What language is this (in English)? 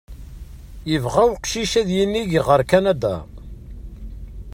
Kabyle